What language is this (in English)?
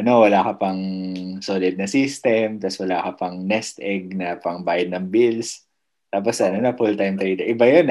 Filipino